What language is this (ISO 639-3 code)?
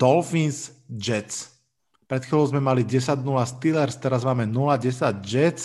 slk